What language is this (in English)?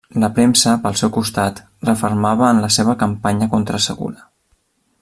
Catalan